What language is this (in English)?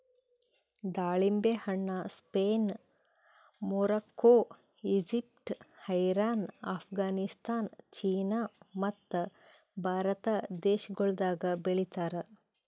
Kannada